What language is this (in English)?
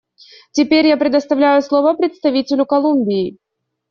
Russian